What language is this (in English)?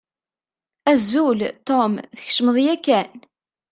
Kabyle